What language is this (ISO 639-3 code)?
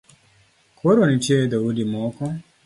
luo